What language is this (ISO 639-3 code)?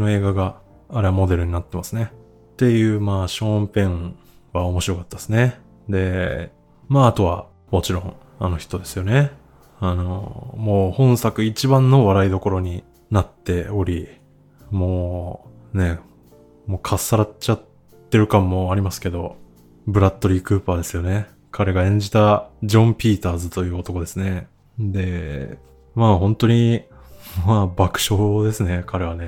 jpn